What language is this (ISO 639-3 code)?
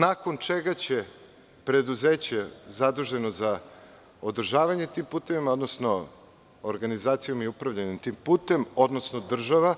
srp